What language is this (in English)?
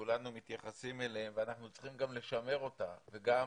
Hebrew